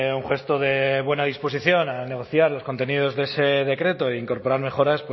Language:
Spanish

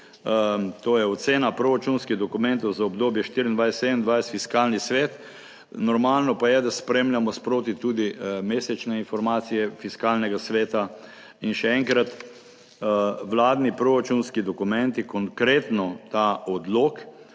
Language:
Slovenian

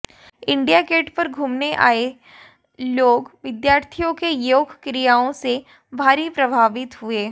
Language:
Hindi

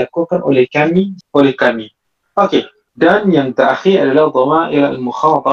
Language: Malay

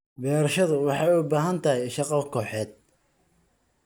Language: Somali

